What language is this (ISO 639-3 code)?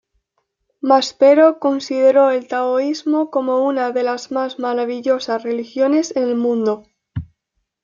spa